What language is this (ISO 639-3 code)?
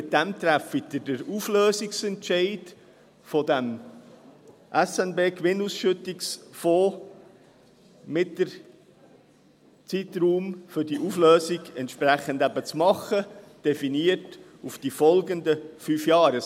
gsw